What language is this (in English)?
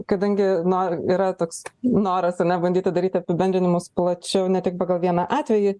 Lithuanian